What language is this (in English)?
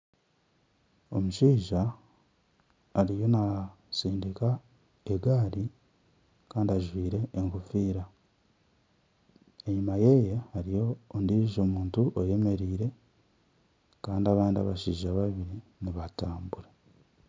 Nyankole